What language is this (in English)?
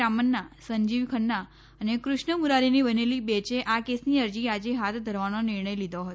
Gujarati